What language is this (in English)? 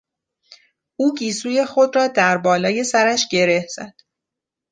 Persian